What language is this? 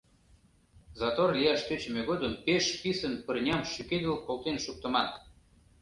Mari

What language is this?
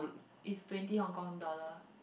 English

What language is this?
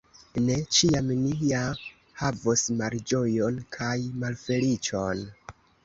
Esperanto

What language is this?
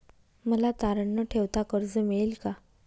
Marathi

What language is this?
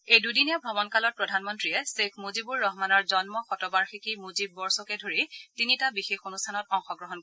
Assamese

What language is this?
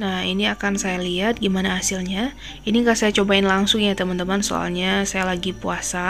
Indonesian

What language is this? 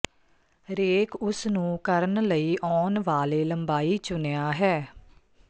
Punjabi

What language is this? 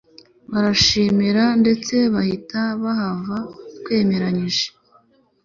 Kinyarwanda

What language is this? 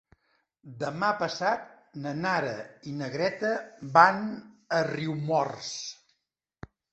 Catalan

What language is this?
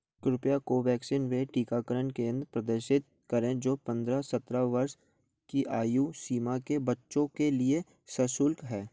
Hindi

